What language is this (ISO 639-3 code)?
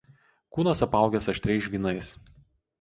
lit